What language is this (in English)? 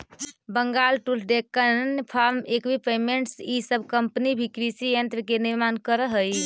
Magahi